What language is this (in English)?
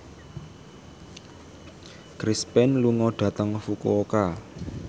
Javanese